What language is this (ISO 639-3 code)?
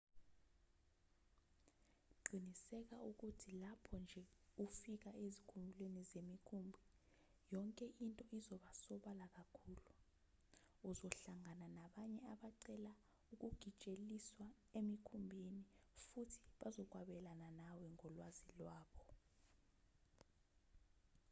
zul